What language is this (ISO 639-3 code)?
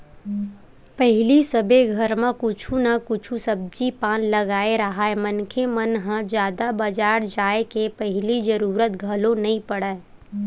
hne